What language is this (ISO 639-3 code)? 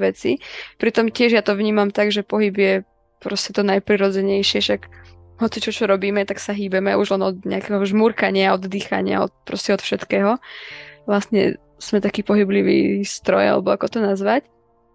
slk